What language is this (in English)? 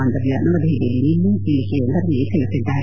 Kannada